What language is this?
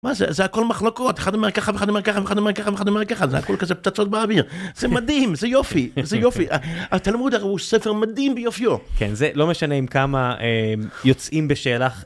Hebrew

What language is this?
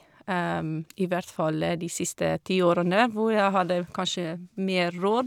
Norwegian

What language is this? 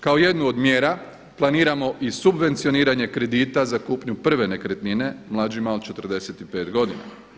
Croatian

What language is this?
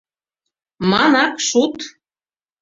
Mari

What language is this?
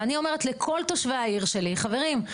Hebrew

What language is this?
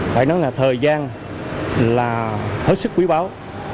Vietnamese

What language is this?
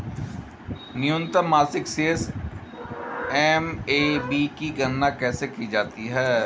Hindi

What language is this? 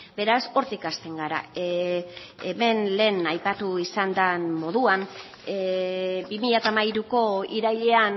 Basque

